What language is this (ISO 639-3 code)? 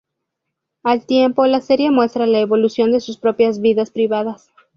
spa